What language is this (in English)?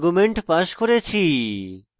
Bangla